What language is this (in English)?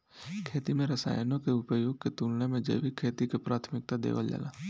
Bhojpuri